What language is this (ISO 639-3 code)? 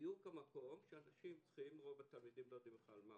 heb